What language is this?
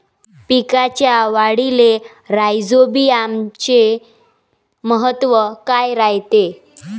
Marathi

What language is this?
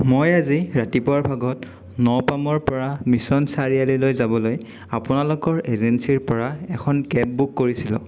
Assamese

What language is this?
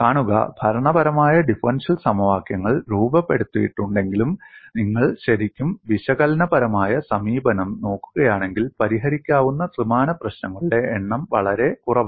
Malayalam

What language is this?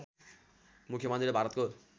Nepali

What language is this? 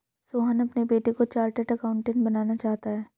Hindi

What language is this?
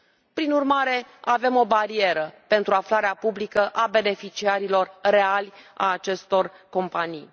Romanian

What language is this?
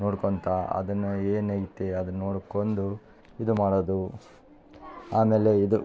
Kannada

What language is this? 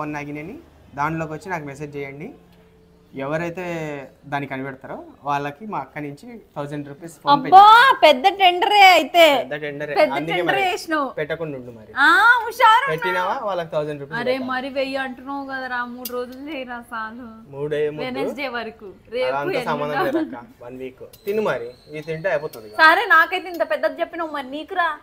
Telugu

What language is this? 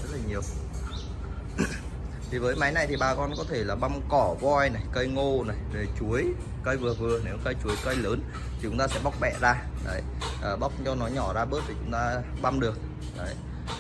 Vietnamese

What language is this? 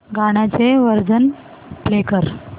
Marathi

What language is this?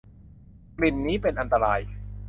Thai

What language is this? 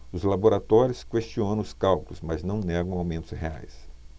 Portuguese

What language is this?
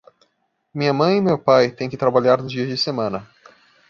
Portuguese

